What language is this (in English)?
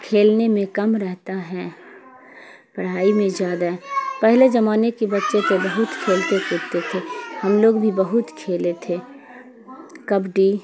Urdu